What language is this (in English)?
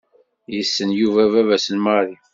Kabyle